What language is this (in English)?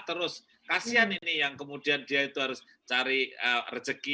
Indonesian